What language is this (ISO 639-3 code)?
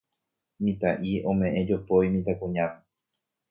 grn